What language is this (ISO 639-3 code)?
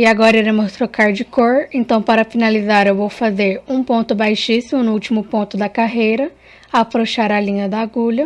por